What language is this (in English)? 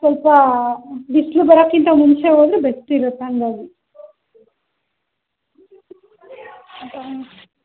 Kannada